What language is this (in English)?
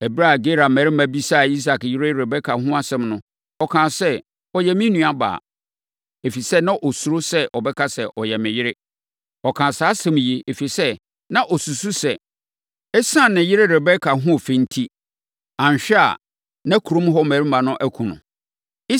Akan